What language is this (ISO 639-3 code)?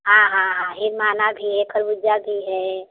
hin